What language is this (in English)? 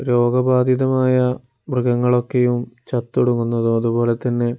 Malayalam